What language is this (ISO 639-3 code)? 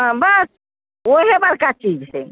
mai